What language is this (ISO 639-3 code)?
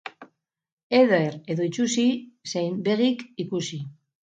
eus